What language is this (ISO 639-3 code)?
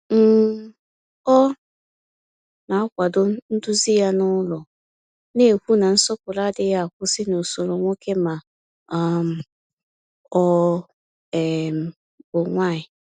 ibo